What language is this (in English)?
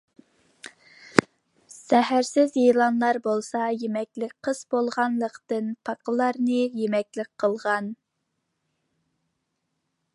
Uyghur